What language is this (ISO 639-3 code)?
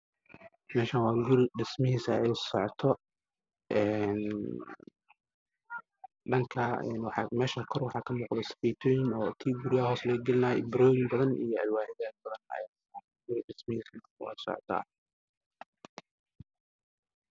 som